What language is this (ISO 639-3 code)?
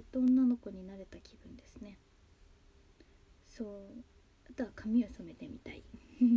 jpn